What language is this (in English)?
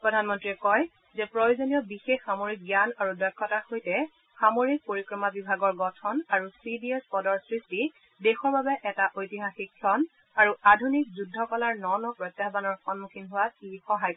Assamese